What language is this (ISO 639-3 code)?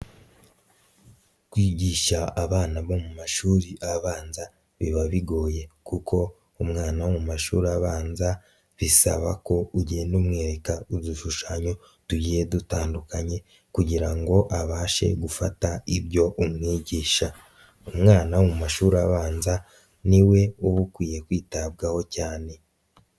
kin